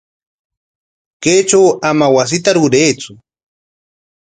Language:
Corongo Ancash Quechua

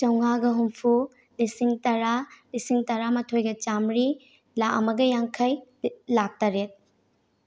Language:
Manipuri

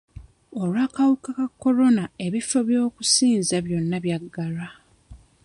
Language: Ganda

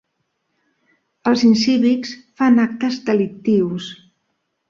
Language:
Catalan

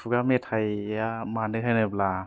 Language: Bodo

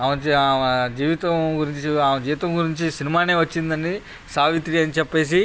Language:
Telugu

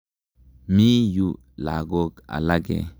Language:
Kalenjin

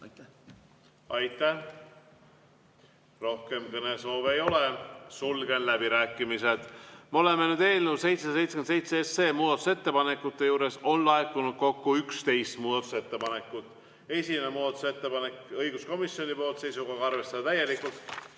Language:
Estonian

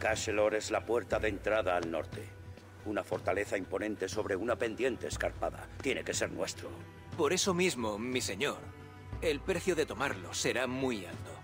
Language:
Spanish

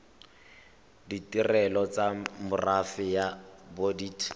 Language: Tswana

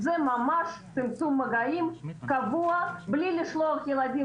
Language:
Hebrew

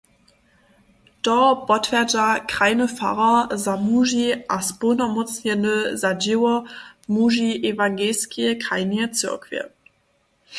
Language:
Upper Sorbian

